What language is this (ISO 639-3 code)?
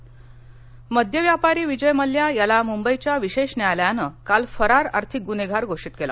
mar